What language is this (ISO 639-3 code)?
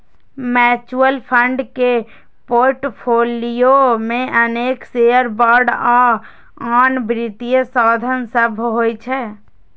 mai